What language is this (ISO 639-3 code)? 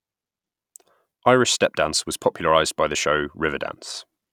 eng